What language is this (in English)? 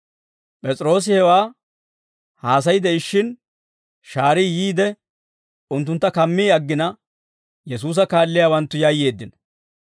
Dawro